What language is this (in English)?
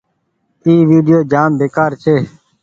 Goaria